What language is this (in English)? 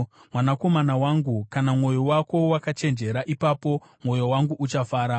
Shona